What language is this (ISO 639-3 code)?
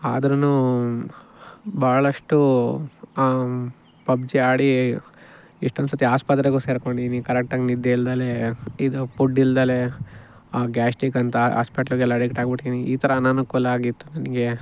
kan